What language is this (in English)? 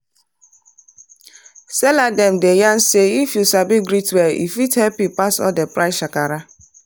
Nigerian Pidgin